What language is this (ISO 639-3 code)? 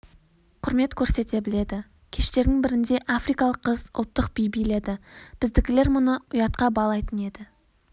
kaz